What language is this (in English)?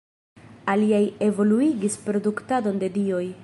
Esperanto